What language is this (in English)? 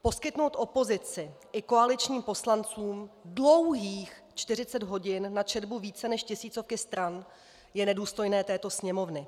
Czech